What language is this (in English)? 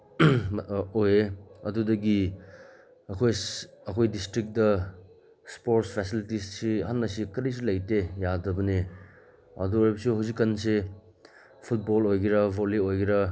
Manipuri